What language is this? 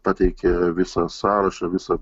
Lithuanian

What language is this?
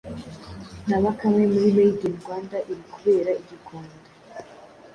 Kinyarwanda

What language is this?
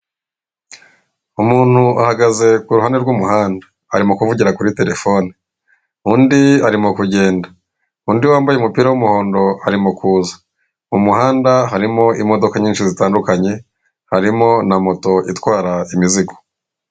Kinyarwanda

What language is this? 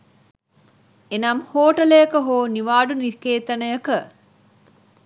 Sinhala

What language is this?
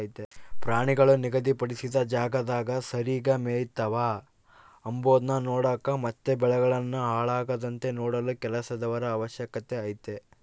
Kannada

